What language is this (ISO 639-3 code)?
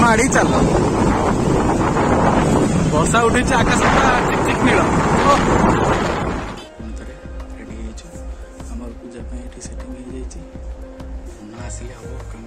hin